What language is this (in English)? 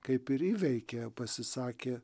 Lithuanian